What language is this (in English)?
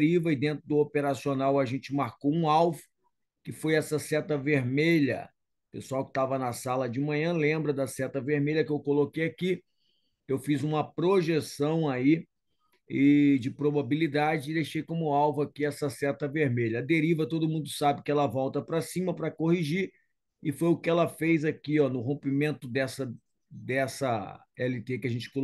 Portuguese